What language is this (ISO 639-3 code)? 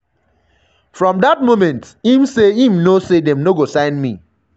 pcm